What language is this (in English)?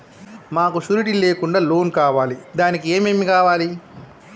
Telugu